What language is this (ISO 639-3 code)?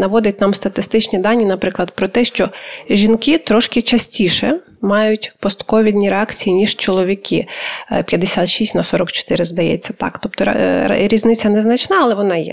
ukr